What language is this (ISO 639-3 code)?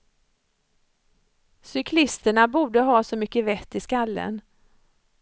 swe